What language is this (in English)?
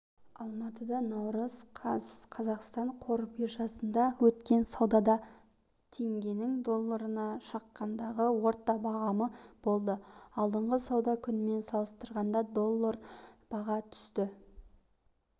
Kazakh